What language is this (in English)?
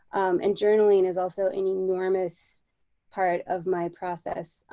English